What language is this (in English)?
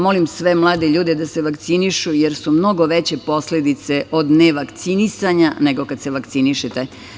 Serbian